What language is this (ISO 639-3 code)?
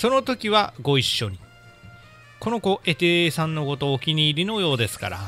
jpn